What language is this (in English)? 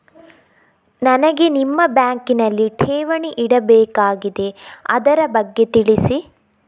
Kannada